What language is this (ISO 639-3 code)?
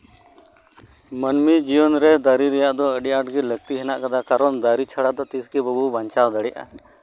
sat